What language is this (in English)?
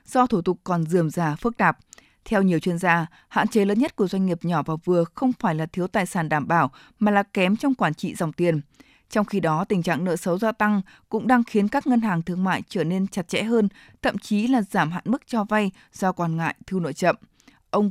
Vietnamese